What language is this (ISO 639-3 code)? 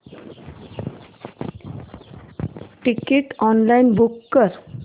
mar